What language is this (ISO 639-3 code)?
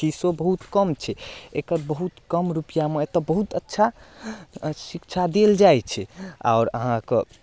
mai